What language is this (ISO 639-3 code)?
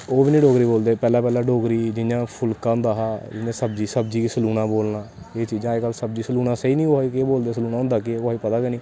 doi